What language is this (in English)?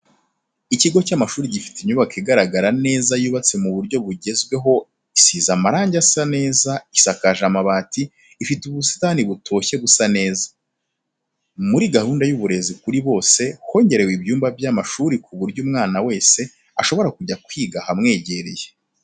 Kinyarwanda